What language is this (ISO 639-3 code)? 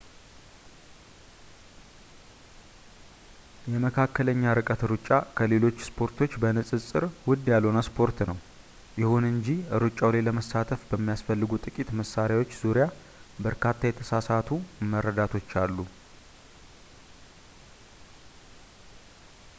amh